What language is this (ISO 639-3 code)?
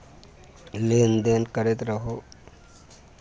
mai